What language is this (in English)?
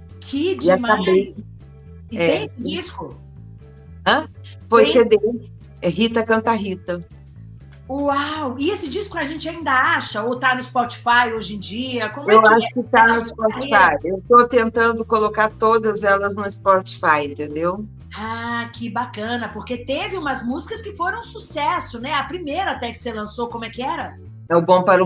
Portuguese